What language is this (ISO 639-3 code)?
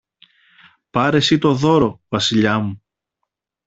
ell